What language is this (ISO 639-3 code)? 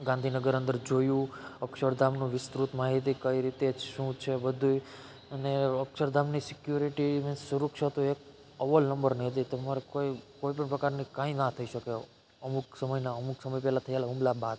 guj